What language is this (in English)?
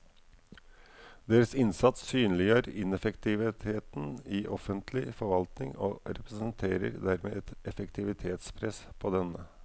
Norwegian